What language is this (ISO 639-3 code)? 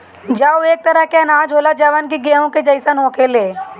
bho